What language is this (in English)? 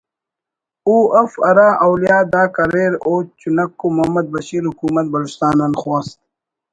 Brahui